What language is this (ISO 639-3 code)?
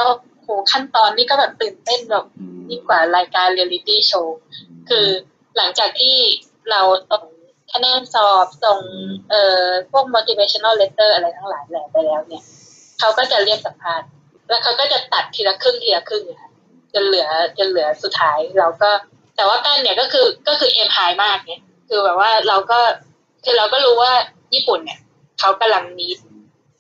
tha